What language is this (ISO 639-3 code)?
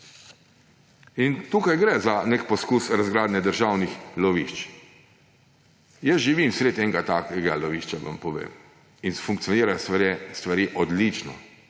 slv